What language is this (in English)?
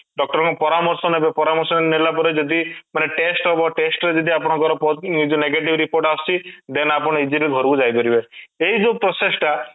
Odia